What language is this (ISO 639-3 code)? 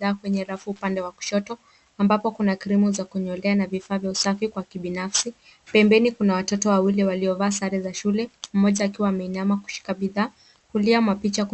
swa